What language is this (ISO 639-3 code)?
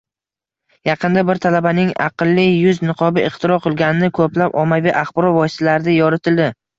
uzb